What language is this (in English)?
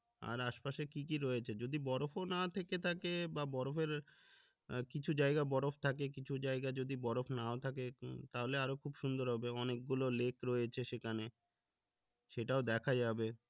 Bangla